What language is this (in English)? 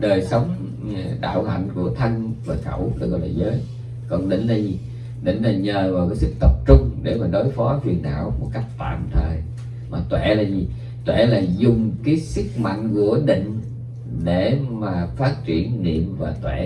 Vietnamese